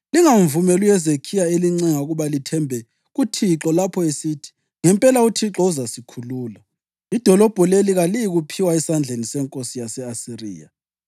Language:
North Ndebele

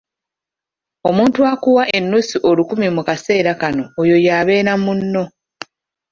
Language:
Ganda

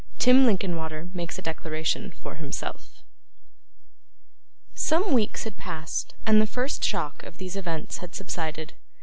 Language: English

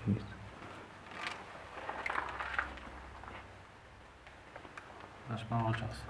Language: Polish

